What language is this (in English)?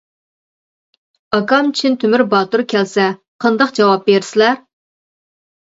Uyghur